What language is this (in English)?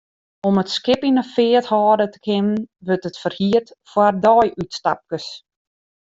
Western Frisian